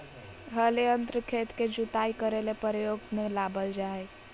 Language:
Magahi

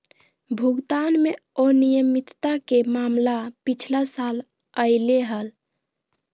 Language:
Magahi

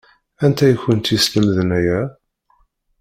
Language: Kabyle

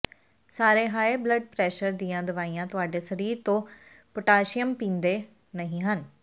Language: Punjabi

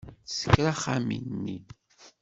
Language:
Kabyle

